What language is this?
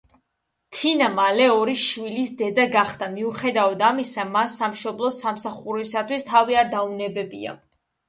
Georgian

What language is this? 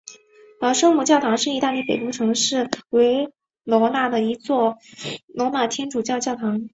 Chinese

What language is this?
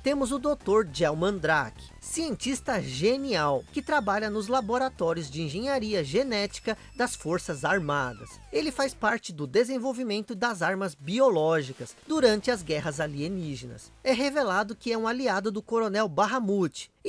Portuguese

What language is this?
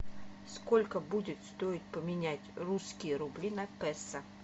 Russian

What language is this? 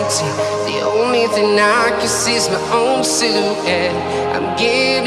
English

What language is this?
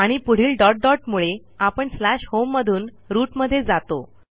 Marathi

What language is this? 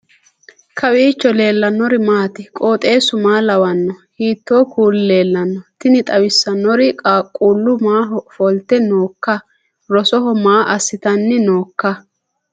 Sidamo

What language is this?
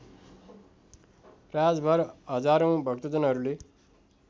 Nepali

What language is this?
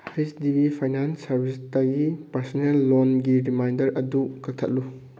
Manipuri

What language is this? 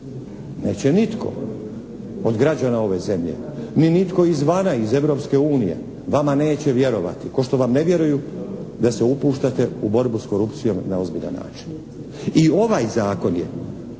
Croatian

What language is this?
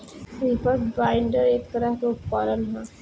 Bhojpuri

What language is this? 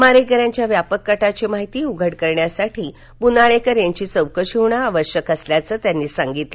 Marathi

